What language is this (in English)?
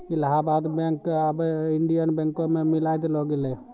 Maithili